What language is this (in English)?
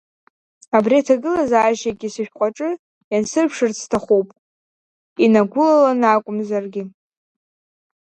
Abkhazian